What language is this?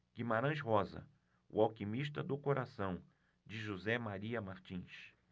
Portuguese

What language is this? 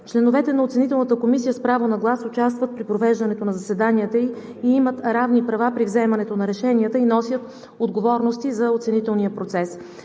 Bulgarian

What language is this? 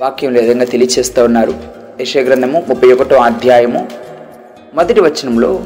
Telugu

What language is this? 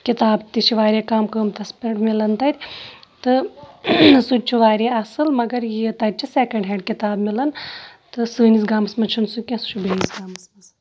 Kashmiri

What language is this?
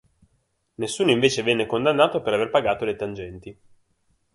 Italian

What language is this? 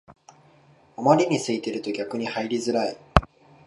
Japanese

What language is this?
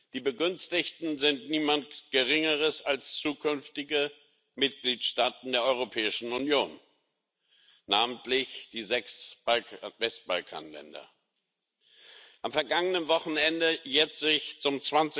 German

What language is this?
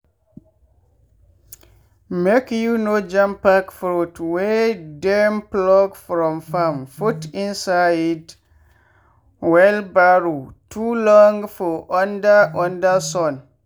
Nigerian Pidgin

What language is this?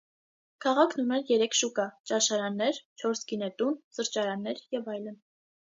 Armenian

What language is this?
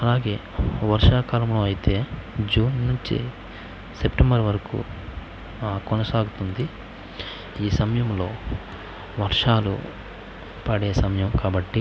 Telugu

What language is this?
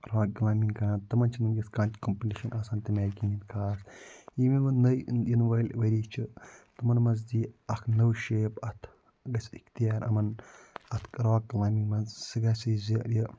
Kashmiri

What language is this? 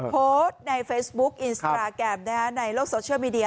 Thai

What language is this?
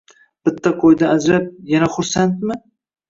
Uzbek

